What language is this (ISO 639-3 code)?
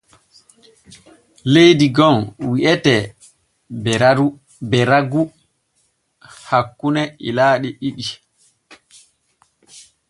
fue